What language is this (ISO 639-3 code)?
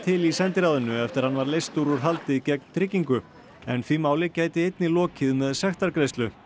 isl